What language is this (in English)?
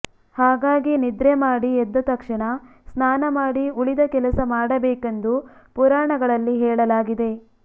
Kannada